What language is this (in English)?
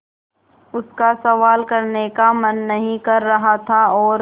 Hindi